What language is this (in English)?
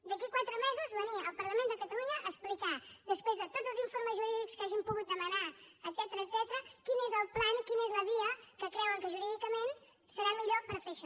Catalan